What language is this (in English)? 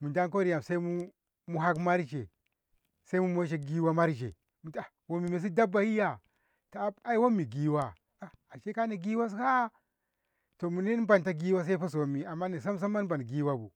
Ngamo